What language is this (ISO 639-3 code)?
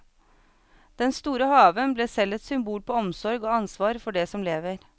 nor